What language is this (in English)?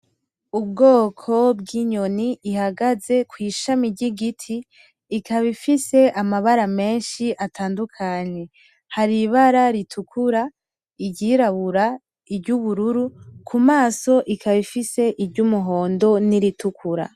Rundi